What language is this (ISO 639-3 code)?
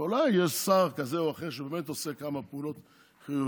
heb